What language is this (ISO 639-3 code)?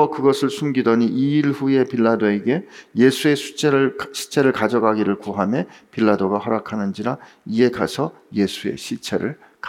kor